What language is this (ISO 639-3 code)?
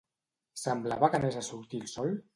cat